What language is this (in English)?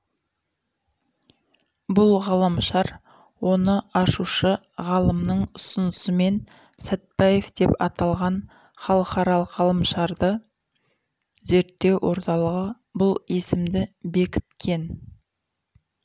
Kazakh